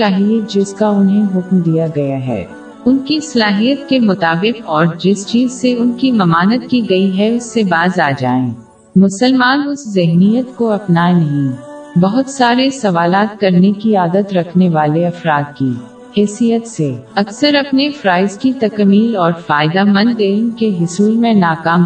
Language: Urdu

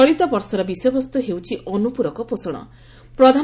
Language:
Odia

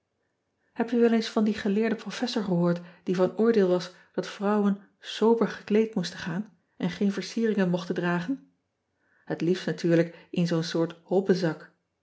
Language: Dutch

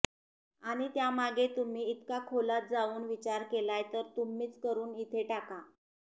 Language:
Marathi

